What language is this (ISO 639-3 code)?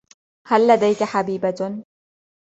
ara